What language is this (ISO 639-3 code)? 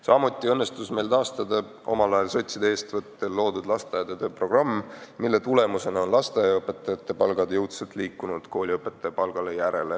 est